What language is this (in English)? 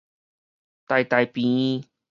Min Nan Chinese